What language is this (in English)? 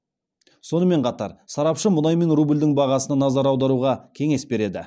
Kazakh